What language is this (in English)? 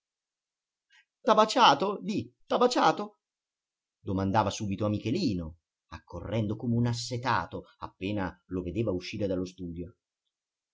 Italian